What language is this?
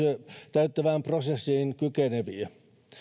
Finnish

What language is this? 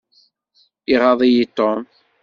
Kabyle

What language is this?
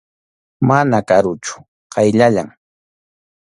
Arequipa-La Unión Quechua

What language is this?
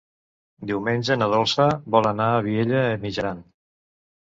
Catalan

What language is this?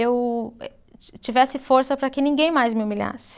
Portuguese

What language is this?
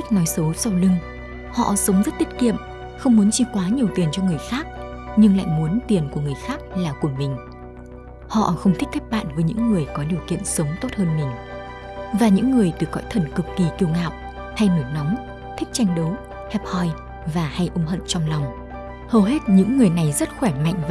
Vietnamese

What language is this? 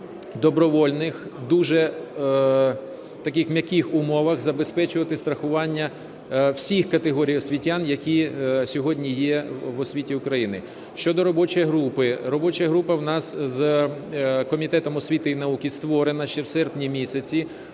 Ukrainian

